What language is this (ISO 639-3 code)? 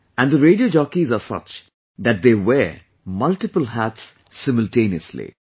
eng